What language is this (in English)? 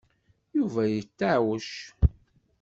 Kabyle